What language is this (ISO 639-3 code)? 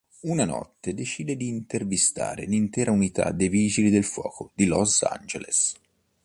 ita